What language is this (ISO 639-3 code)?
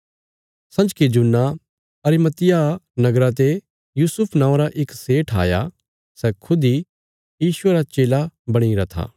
kfs